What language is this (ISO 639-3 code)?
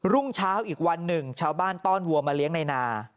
tha